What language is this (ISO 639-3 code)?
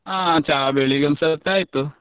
kan